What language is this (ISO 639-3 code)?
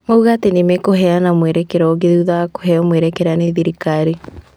kik